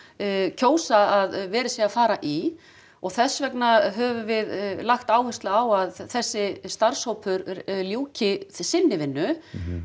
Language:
Icelandic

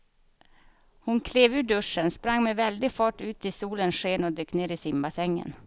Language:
Swedish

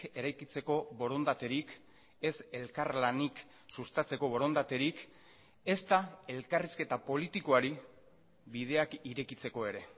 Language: Basque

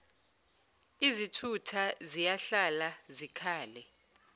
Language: Zulu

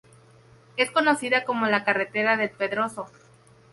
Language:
Spanish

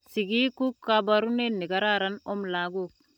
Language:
Kalenjin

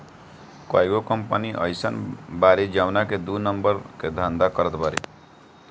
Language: Bhojpuri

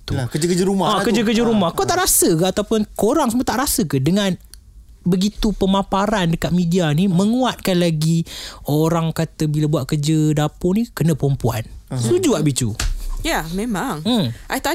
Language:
Malay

